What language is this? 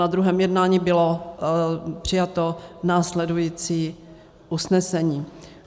Czech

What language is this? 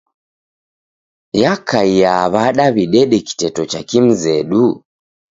Taita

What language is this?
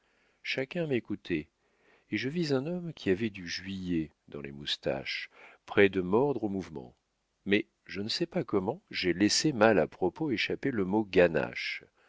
French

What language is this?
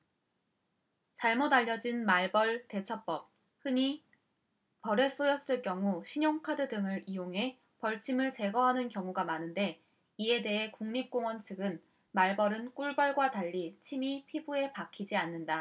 Korean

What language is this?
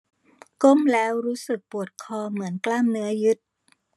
Thai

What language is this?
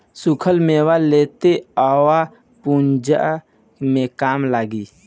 Bhojpuri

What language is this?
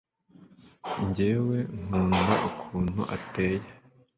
Kinyarwanda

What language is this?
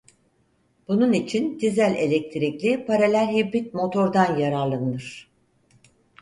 Turkish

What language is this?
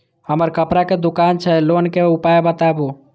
Maithili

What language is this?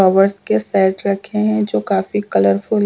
Hindi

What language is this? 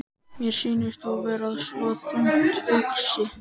Icelandic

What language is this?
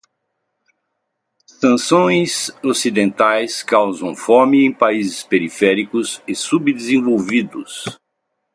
Portuguese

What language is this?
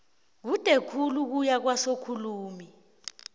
South Ndebele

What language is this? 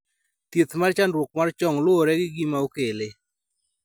Luo (Kenya and Tanzania)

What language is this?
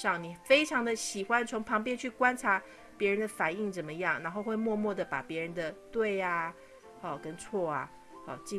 Chinese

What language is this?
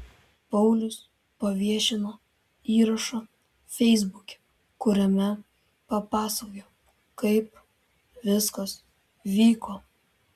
Lithuanian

